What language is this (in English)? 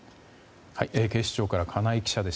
Japanese